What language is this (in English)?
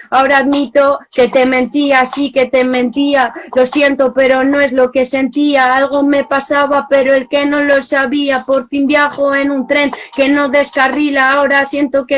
Spanish